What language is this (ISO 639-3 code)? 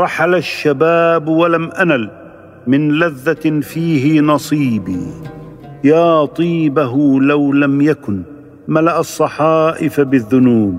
ara